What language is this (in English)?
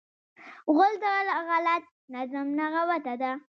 Pashto